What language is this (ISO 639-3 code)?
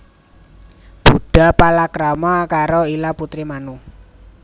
jav